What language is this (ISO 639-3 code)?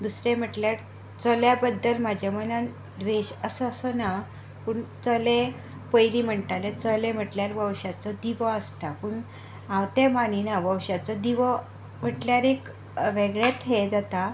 kok